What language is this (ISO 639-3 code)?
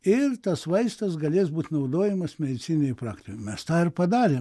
lit